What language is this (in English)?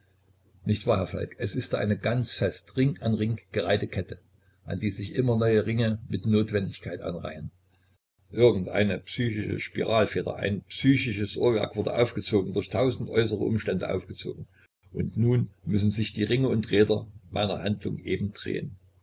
German